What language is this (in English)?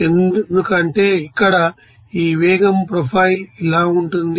Telugu